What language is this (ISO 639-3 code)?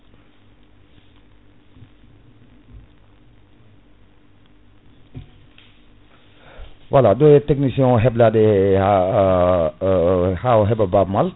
ful